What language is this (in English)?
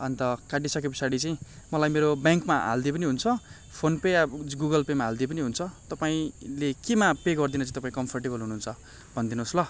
Nepali